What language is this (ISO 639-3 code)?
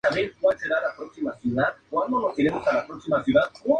spa